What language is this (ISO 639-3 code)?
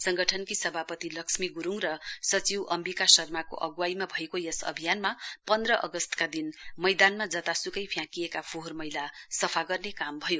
nep